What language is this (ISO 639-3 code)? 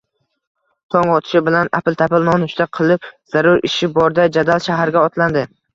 uzb